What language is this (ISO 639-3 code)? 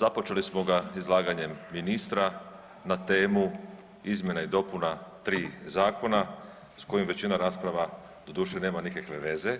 hrv